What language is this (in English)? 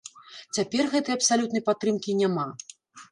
Belarusian